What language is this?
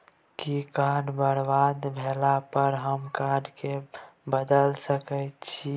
Maithili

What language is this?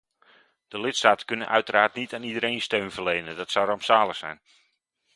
Dutch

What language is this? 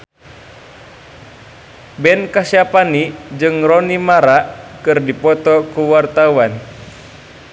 Sundanese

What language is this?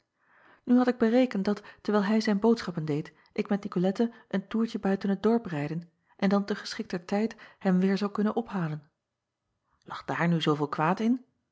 Dutch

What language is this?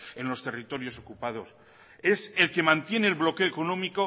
Spanish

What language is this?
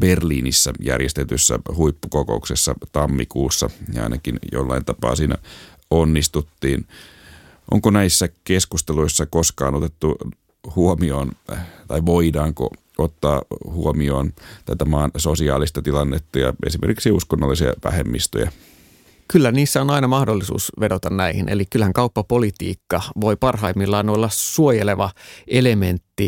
Finnish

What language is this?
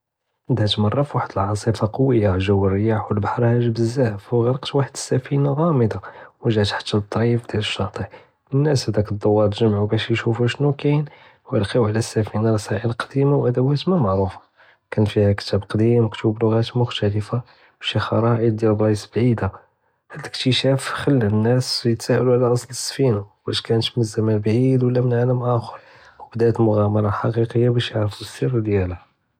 Judeo-Arabic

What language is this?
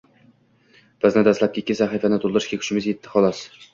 Uzbek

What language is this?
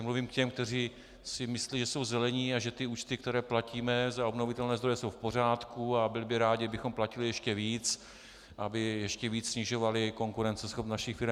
Czech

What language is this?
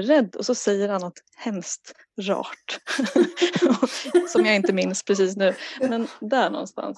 Swedish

